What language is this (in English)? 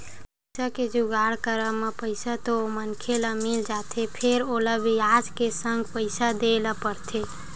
Chhattisgarhi